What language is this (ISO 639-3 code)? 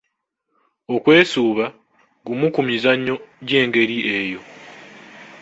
lug